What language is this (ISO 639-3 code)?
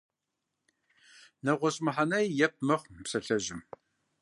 kbd